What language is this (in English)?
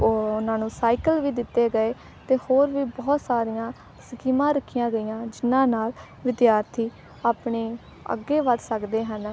Punjabi